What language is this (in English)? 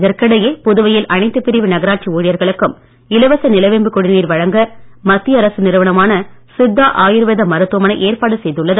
Tamil